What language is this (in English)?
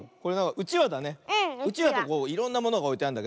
Japanese